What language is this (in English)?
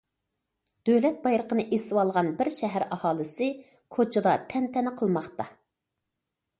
Uyghur